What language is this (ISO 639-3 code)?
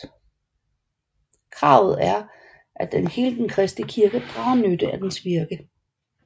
dan